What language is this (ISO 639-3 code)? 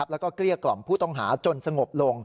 tha